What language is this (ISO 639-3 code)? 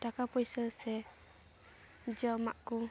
sat